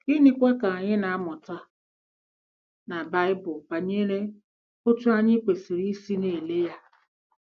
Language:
Igbo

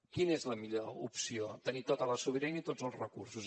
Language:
Catalan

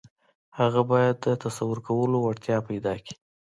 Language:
Pashto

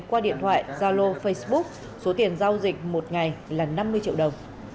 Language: Vietnamese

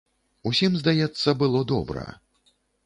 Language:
Belarusian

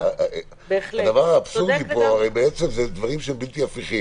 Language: Hebrew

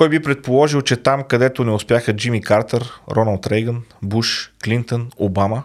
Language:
Bulgarian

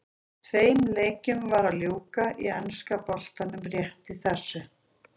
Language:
Icelandic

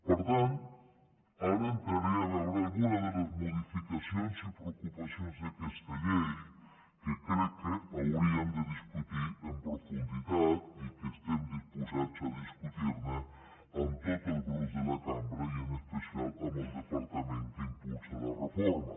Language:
Catalan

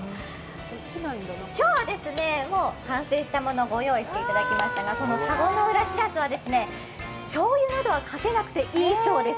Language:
Japanese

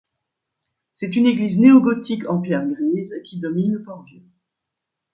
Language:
French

